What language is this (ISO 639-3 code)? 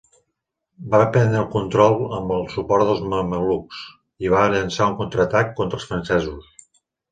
cat